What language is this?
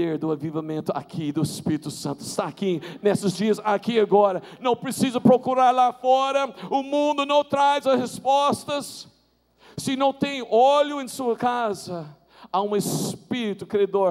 Portuguese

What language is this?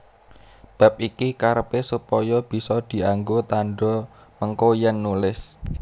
Javanese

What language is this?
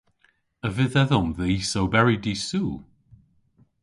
Cornish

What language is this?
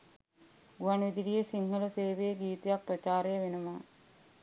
Sinhala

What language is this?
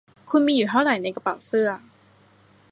Thai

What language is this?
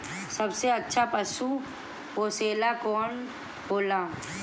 Bhojpuri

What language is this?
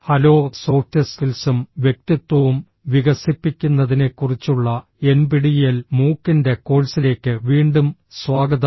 Malayalam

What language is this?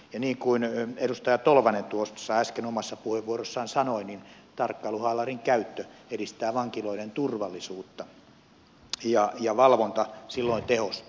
Finnish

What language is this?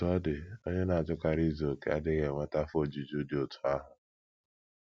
Igbo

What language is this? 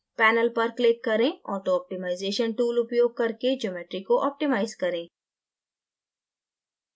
Hindi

